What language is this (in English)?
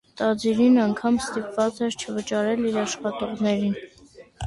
Armenian